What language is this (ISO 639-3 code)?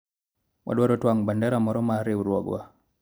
luo